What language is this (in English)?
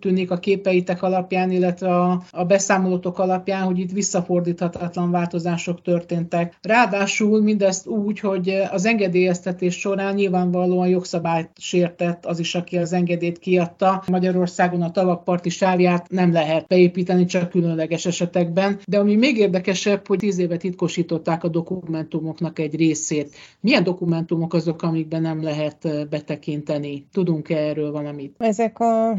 Hungarian